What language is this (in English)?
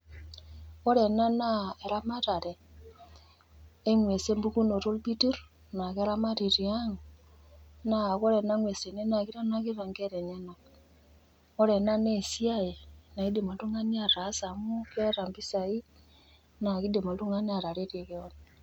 Masai